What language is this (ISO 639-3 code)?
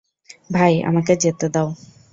ben